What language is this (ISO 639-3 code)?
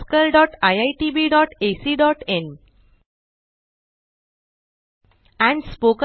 mar